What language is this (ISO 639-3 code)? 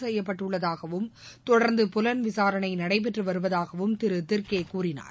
tam